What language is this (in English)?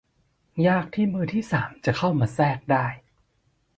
Thai